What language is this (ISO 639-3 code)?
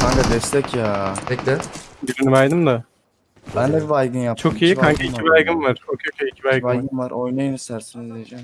tur